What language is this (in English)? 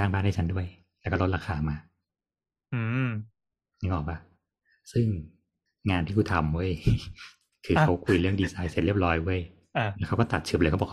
Thai